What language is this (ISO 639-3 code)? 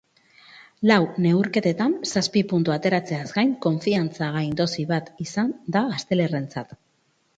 eus